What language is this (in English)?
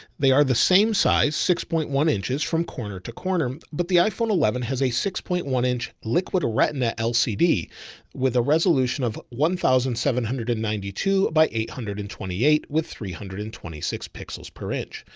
English